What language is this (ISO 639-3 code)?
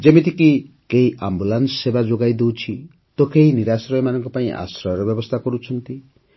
ori